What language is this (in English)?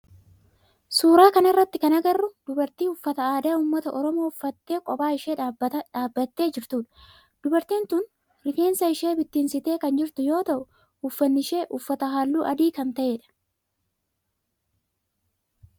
Oromo